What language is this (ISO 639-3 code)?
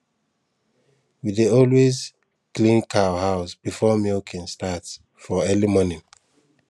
pcm